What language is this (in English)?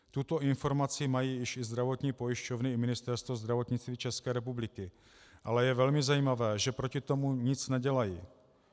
Czech